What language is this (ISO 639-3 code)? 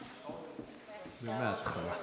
heb